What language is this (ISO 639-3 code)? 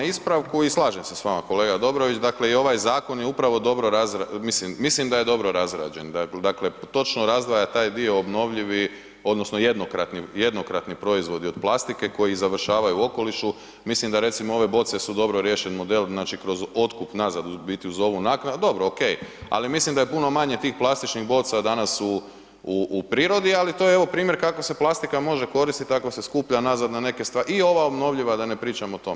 hrv